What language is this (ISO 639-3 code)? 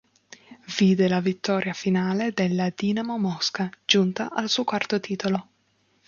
ita